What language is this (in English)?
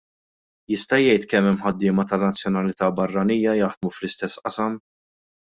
Maltese